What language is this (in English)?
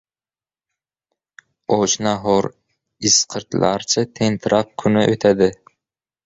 Uzbek